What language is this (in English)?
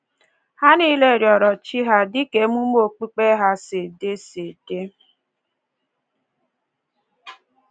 Igbo